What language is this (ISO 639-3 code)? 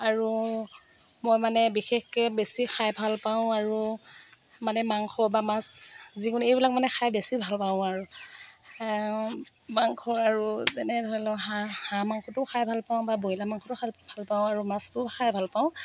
asm